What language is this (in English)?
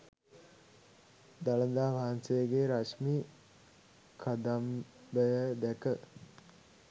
Sinhala